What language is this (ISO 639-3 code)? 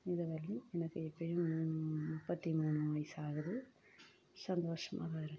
tam